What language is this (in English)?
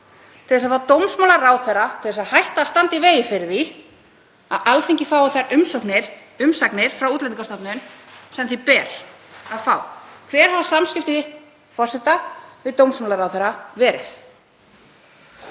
Icelandic